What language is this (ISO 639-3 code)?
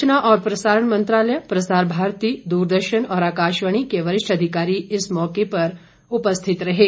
hin